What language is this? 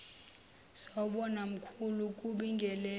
Zulu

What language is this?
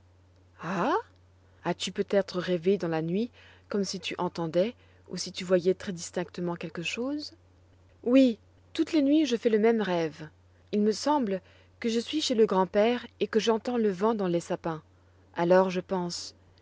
French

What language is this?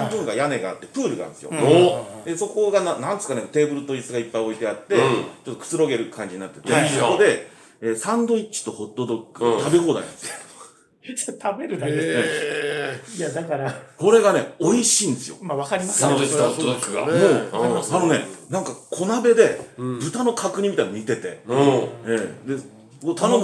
Japanese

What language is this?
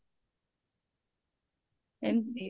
Odia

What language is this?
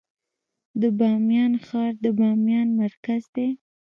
Pashto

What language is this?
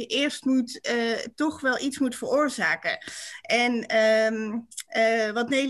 Dutch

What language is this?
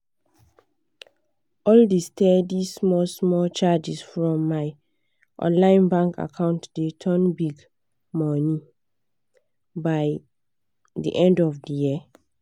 Nigerian Pidgin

